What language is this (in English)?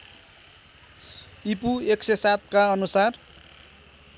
Nepali